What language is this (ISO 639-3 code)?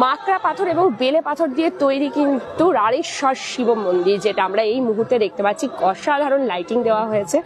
ben